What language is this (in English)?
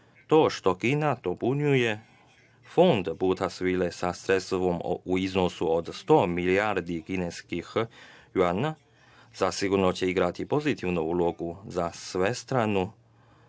Serbian